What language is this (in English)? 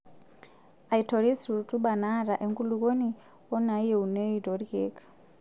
Masai